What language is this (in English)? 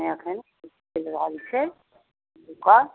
Maithili